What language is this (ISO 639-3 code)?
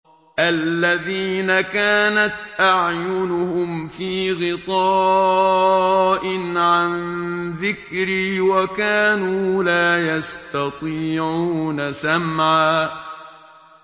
ara